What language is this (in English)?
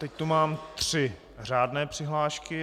Czech